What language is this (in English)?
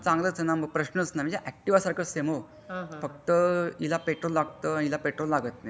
Marathi